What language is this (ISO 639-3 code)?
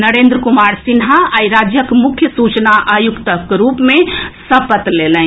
mai